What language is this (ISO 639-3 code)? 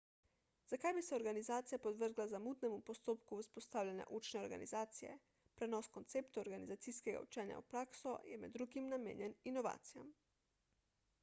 slv